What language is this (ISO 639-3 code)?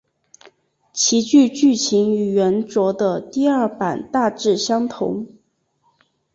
zho